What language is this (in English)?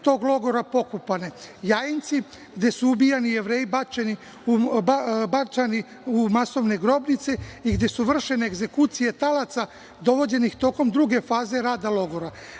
Serbian